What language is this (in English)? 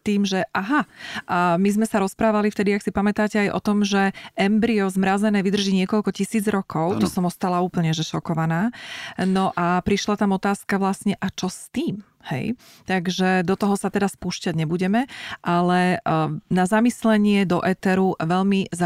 Slovak